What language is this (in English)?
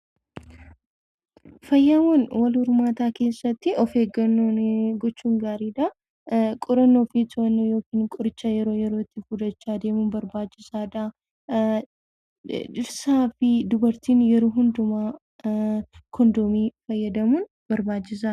Oromo